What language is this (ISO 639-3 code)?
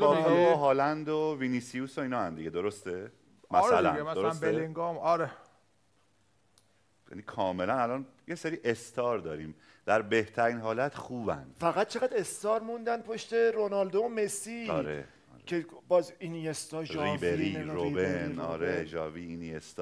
fas